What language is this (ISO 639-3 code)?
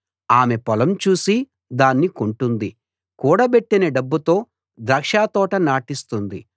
tel